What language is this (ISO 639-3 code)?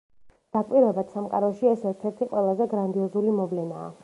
kat